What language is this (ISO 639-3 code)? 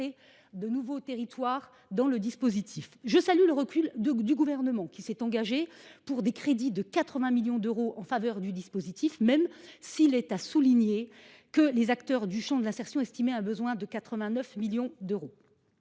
fra